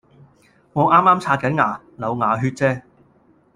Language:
Cantonese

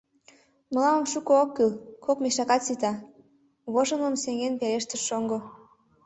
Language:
Mari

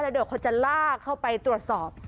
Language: Thai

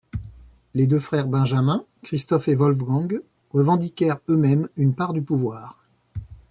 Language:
French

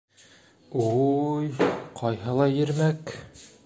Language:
Bashkir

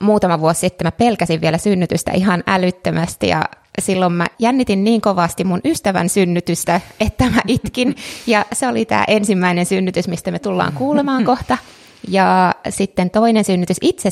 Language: Finnish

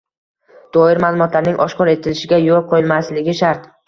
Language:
Uzbek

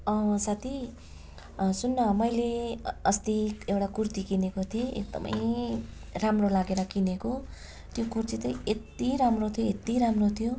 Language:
Nepali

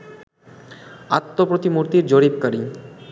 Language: Bangla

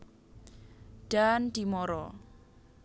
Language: Javanese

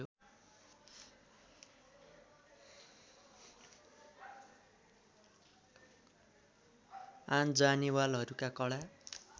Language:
Nepali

